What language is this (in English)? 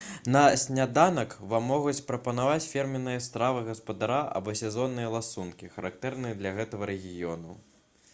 Belarusian